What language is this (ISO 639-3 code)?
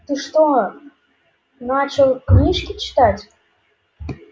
rus